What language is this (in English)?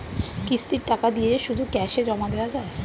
Bangla